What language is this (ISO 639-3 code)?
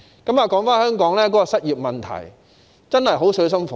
yue